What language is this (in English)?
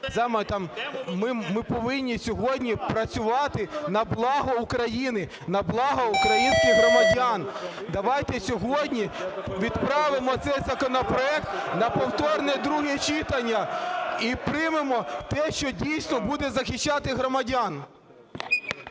Ukrainian